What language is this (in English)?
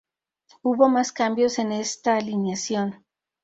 Spanish